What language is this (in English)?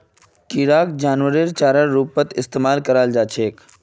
Magahi